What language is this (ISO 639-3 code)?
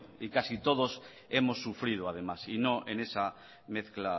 spa